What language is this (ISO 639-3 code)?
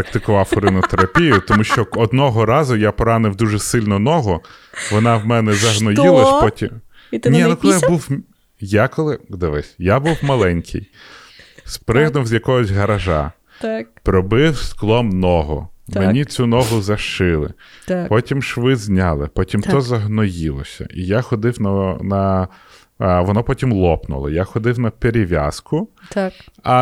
ukr